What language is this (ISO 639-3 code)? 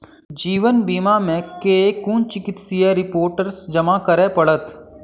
mai